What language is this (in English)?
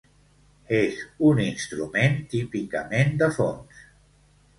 Catalan